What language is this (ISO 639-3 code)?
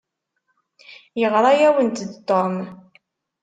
kab